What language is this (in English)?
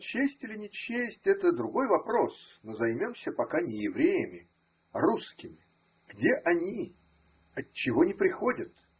Russian